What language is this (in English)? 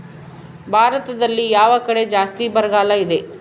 Kannada